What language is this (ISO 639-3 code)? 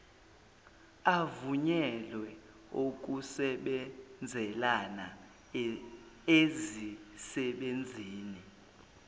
zul